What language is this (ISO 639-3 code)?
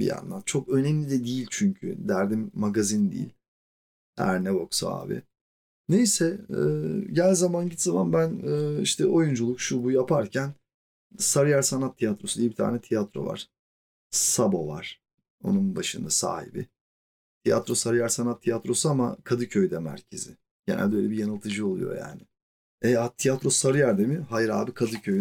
tur